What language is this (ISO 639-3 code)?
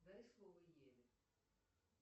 rus